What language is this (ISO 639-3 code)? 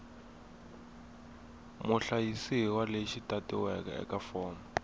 tso